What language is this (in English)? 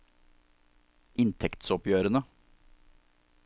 Norwegian